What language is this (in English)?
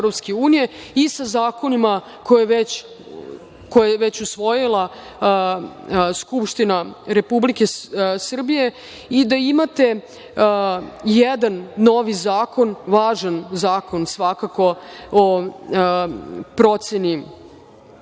Serbian